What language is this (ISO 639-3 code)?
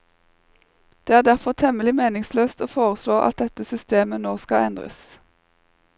nor